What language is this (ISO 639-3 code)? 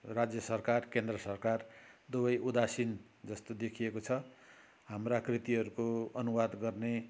nep